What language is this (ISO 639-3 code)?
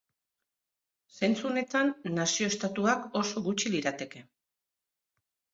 eus